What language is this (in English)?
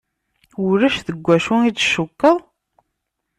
Kabyle